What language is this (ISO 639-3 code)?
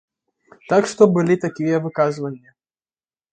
bel